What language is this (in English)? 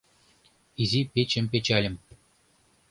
Mari